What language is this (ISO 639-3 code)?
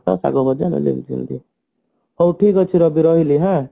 ori